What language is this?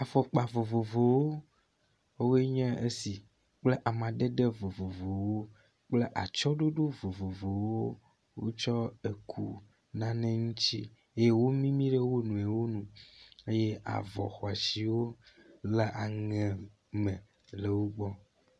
Ewe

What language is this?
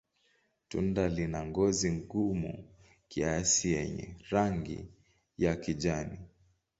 Swahili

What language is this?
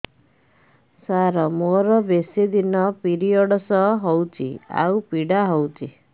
Odia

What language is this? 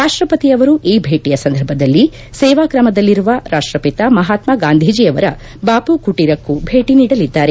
Kannada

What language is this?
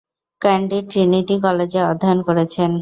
Bangla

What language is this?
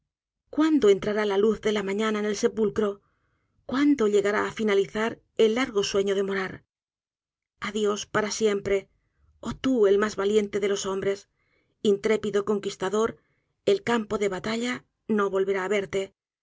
Spanish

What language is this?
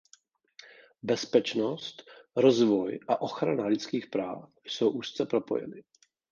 Czech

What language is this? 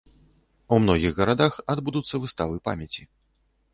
Belarusian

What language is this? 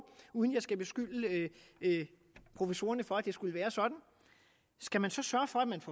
Danish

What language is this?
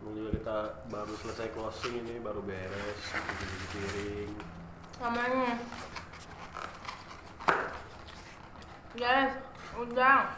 Indonesian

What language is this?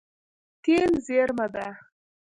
Pashto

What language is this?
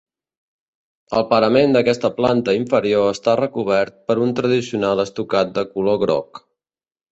Catalan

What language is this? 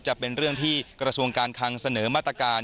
Thai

